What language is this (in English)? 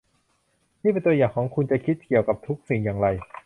Thai